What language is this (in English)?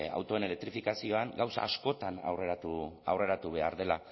Basque